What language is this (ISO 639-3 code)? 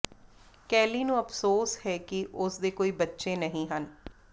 pan